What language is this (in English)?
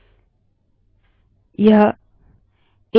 Hindi